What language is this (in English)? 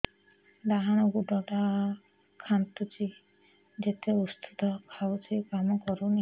Odia